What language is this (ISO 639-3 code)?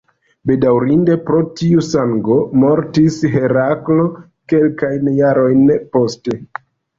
epo